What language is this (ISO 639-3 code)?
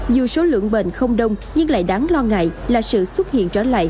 vie